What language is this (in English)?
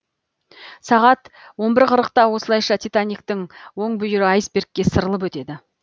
Kazakh